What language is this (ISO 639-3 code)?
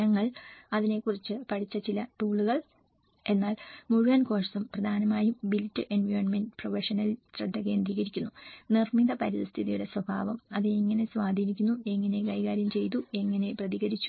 mal